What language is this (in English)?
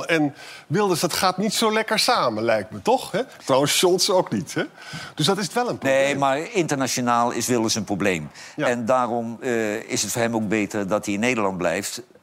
Dutch